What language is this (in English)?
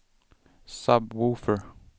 Swedish